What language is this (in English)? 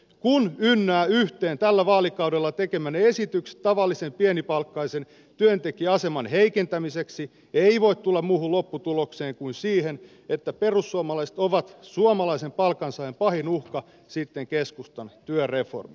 Finnish